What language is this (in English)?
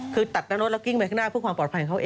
Thai